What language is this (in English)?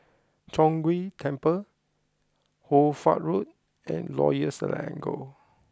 English